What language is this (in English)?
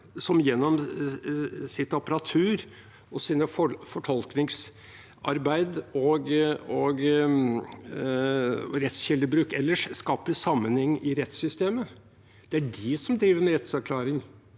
Norwegian